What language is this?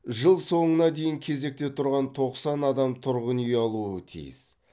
Kazakh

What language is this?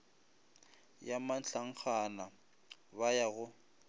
Northern Sotho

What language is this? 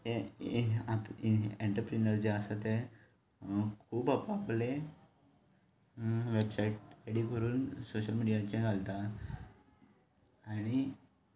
Konkani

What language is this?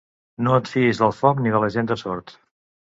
Catalan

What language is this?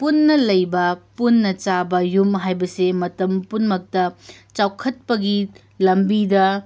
Manipuri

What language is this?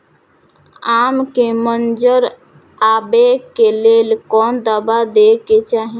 Maithili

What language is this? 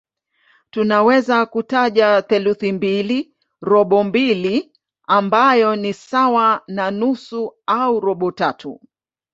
Swahili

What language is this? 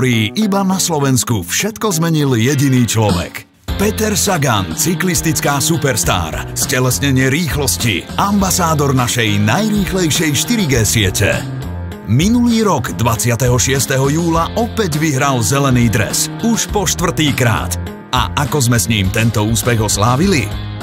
Czech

